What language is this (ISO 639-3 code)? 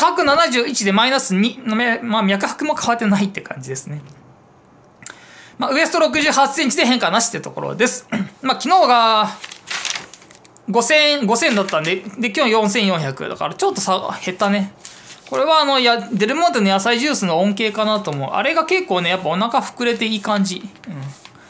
jpn